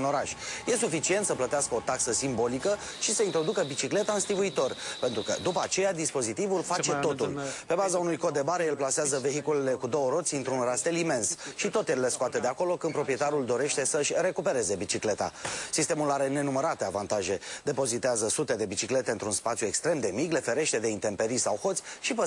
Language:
Romanian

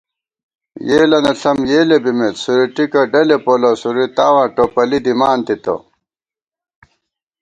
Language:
Gawar-Bati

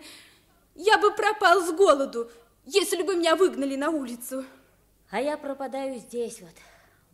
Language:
Russian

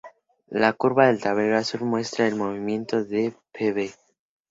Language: Spanish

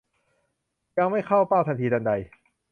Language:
Thai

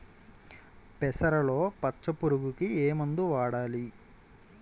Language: Telugu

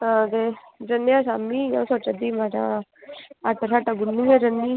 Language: Dogri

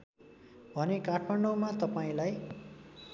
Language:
Nepali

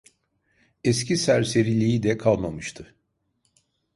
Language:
Turkish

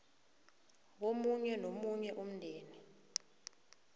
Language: South Ndebele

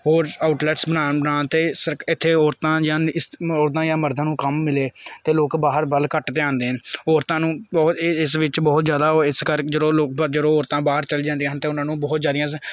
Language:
Punjabi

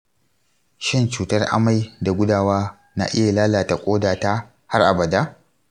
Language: Hausa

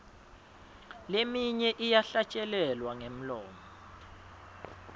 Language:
Swati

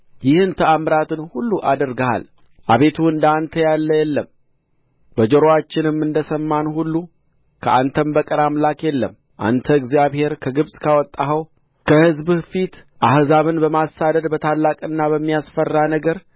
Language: Amharic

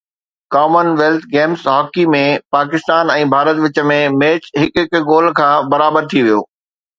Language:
Sindhi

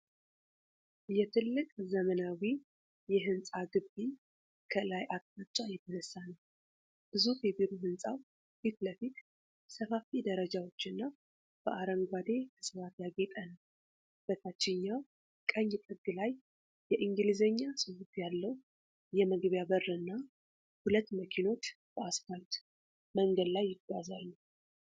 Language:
Amharic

